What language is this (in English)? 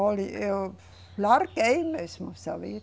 Portuguese